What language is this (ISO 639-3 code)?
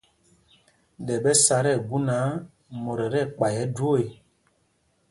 mgg